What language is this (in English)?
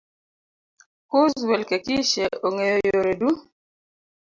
Luo (Kenya and Tanzania)